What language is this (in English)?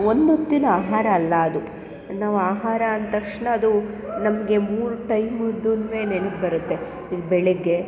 Kannada